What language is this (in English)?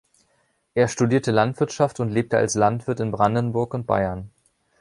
German